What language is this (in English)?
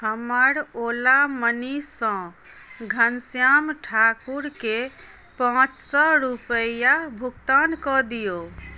Maithili